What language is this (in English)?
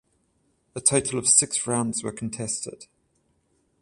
English